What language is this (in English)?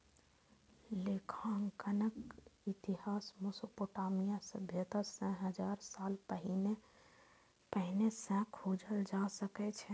Maithili